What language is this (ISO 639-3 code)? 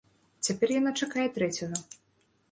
bel